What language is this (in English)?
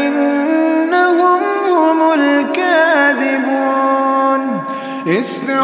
Arabic